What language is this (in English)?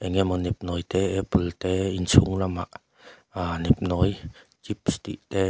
Mizo